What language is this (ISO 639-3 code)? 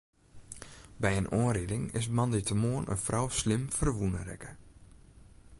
fry